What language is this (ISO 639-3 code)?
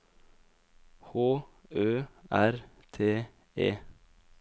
nor